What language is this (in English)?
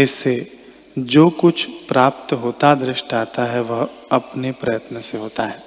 Hindi